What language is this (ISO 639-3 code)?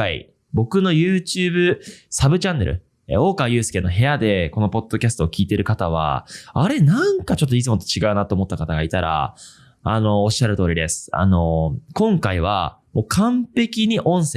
jpn